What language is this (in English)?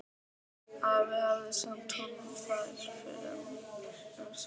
Icelandic